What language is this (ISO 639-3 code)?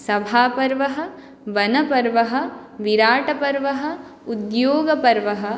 san